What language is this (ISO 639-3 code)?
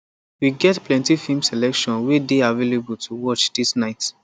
pcm